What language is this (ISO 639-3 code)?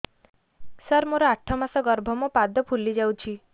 ori